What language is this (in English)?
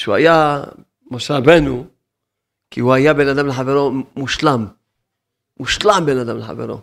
Hebrew